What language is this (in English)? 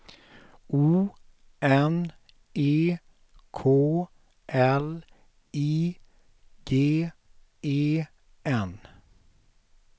Swedish